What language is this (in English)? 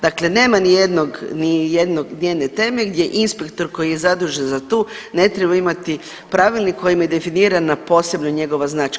Croatian